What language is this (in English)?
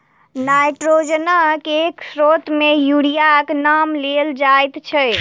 Maithili